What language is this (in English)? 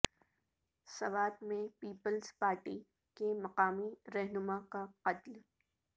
Urdu